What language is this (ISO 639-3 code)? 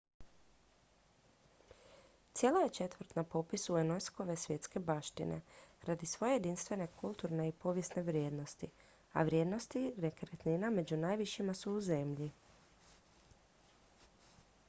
hrv